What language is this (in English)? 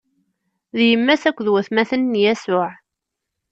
Kabyle